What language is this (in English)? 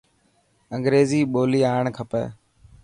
Dhatki